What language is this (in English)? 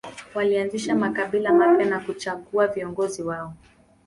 Swahili